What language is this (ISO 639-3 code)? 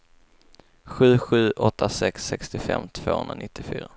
swe